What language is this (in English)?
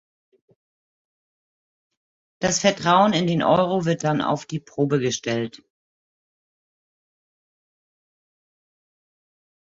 German